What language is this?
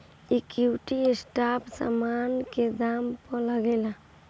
Bhojpuri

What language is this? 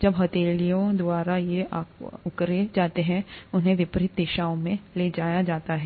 Hindi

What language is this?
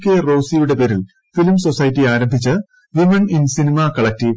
Malayalam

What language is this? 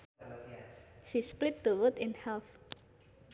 Sundanese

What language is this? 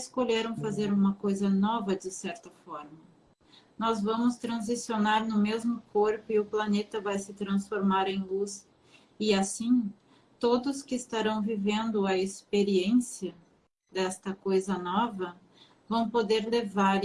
Portuguese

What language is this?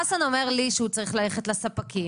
Hebrew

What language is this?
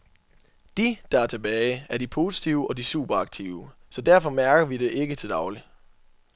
Danish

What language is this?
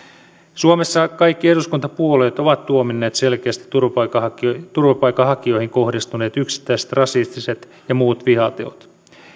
Finnish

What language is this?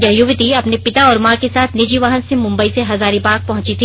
Hindi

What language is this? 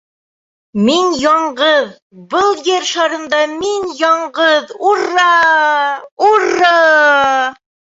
Bashkir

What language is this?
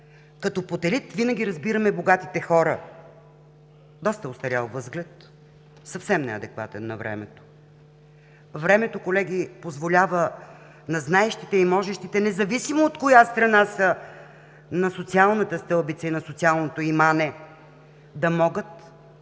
Bulgarian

